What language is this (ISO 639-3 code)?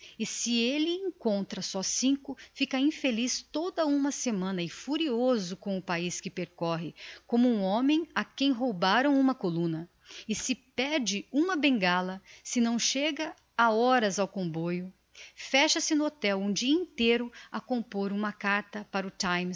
por